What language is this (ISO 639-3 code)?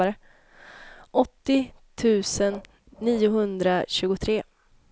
swe